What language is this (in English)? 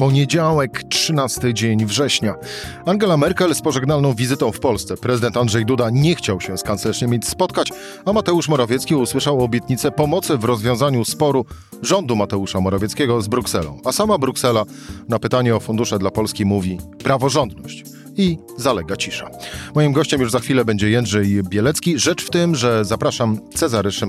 Polish